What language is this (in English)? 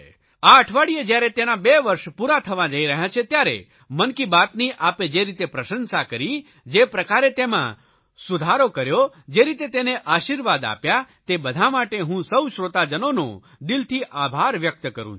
Gujarati